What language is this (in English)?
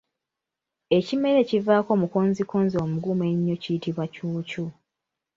Ganda